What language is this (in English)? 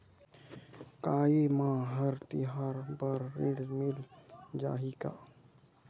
Chhattisgarhi